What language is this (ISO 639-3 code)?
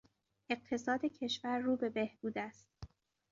fas